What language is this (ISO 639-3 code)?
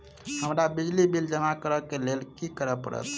mai